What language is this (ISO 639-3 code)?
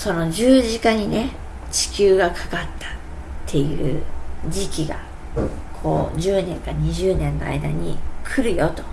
jpn